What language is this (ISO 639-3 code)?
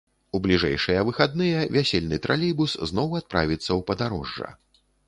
bel